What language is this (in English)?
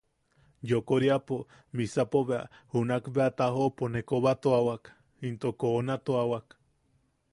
Yaqui